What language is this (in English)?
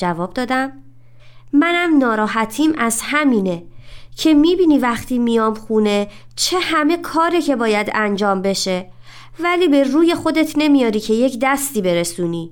Persian